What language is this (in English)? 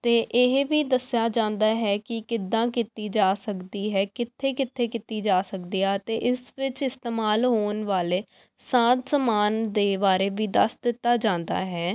Punjabi